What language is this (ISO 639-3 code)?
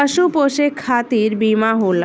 bho